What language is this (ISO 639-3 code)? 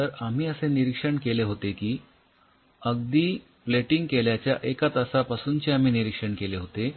mar